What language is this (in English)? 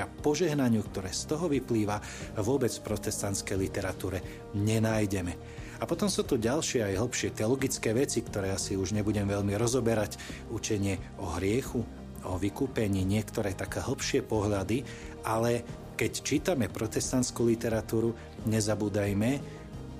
Slovak